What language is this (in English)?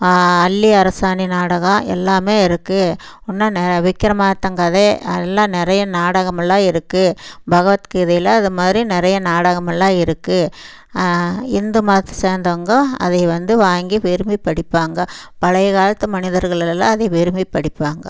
Tamil